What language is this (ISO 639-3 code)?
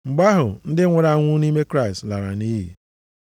ibo